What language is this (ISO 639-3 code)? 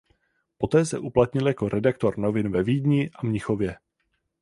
ces